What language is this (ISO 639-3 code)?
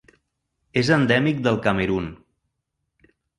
cat